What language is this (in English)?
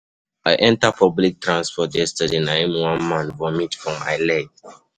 Nigerian Pidgin